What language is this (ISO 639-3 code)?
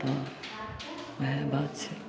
mai